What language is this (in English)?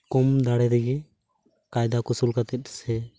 Santali